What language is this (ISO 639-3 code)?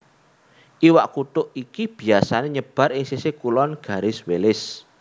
jav